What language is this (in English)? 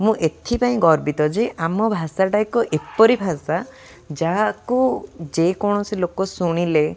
Odia